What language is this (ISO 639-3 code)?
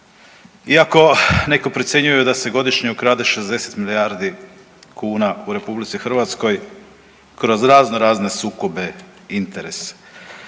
hrv